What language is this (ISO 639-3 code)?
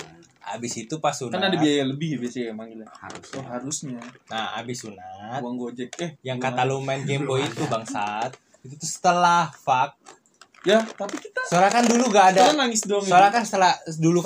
ind